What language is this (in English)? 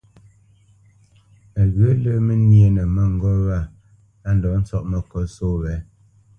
Bamenyam